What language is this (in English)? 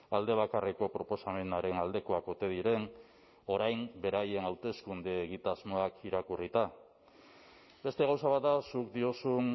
Basque